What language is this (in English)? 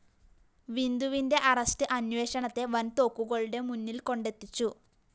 Malayalam